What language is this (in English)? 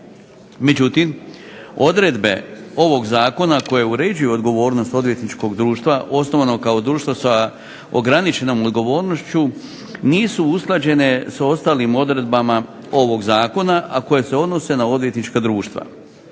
Croatian